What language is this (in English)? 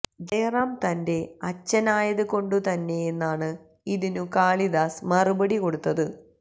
Malayalam